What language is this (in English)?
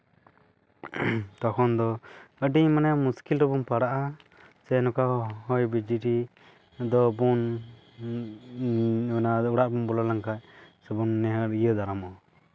Santali